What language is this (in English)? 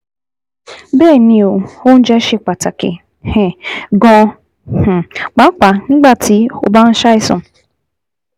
Yoruba